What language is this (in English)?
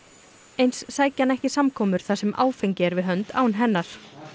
Icelandic